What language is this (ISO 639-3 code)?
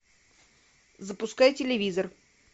rus